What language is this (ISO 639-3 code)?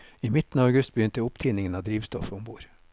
nor